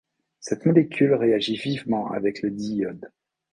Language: French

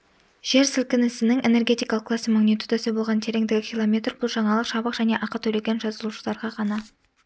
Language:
Kazakh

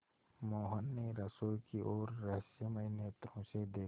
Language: Hindi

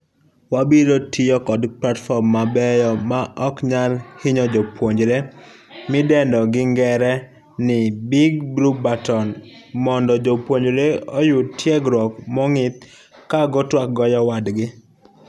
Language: Luo (Kenya and Tanzania)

